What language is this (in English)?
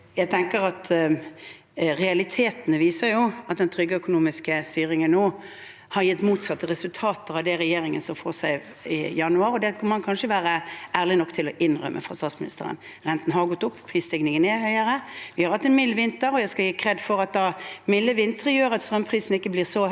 Norwegian